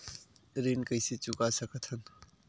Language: Chhattisgarhi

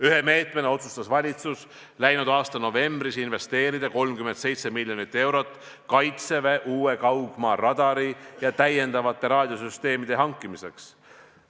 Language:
Estonian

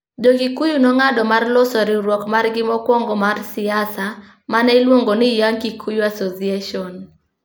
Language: Luo (Kenya and Tanzania)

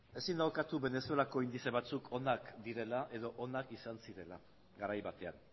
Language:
Basque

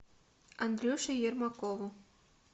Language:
Russian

